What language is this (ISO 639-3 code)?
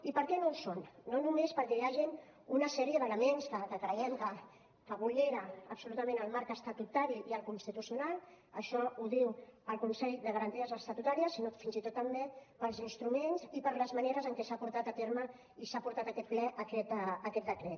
cat